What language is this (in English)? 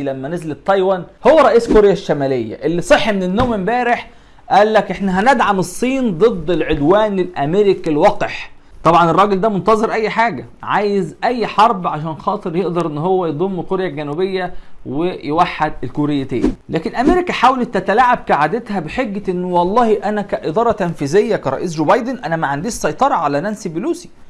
Arabic